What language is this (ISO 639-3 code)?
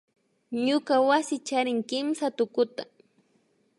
qvi